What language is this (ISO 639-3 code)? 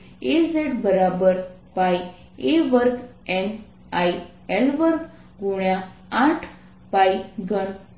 guj